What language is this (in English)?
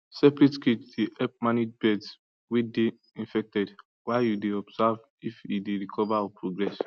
Nigerian Pidgin